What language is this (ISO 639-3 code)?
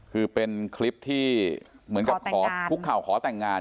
tha